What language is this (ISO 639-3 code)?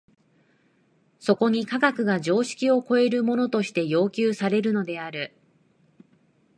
jpn